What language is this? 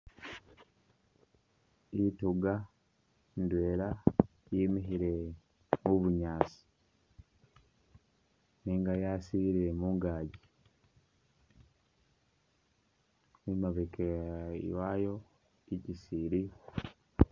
Masaaba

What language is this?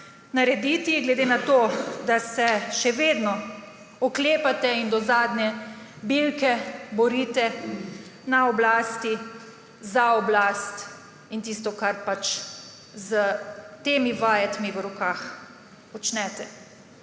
Slovenian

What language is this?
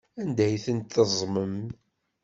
Kabyle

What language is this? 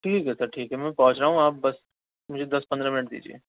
Urdu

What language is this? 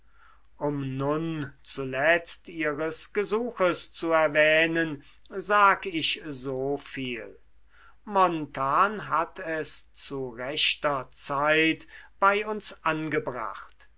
German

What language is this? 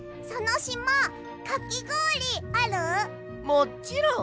Japanese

